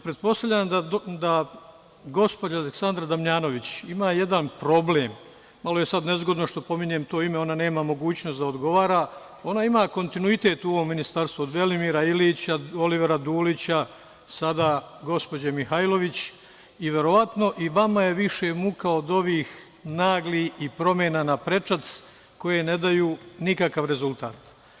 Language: Serbian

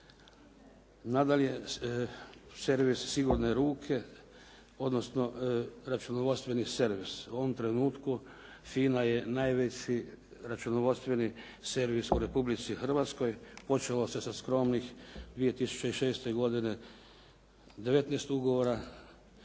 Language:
Croatian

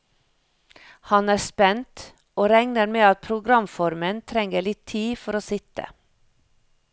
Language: Norwegian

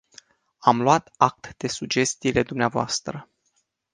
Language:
Romanian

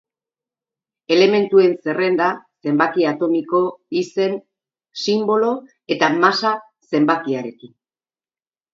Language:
Basque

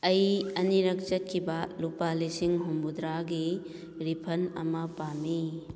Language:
Manipuri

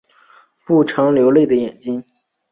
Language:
Chinese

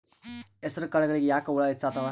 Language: Kannada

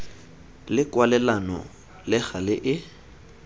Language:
Tswana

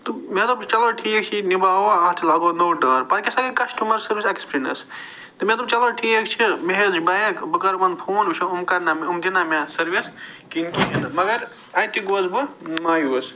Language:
Kashmiri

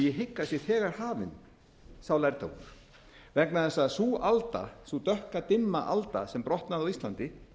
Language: Icelandic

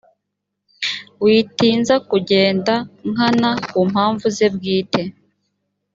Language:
Kinyarwanda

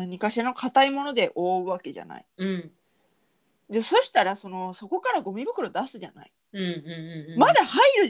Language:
Japanese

